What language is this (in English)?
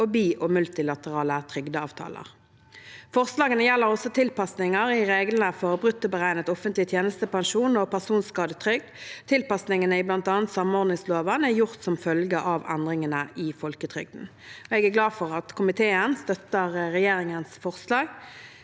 Norwegian